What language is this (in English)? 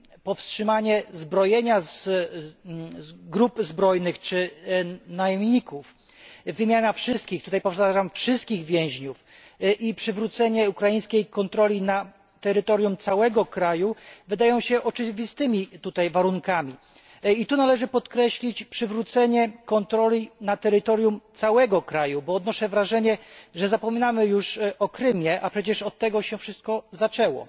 Polish